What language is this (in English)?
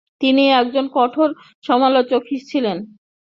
Bangla